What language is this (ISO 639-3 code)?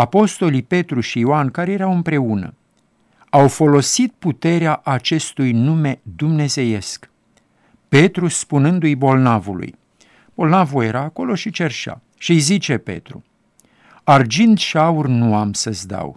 ron